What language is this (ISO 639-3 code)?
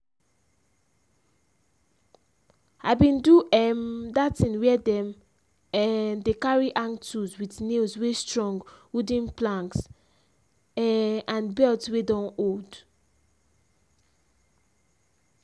pcm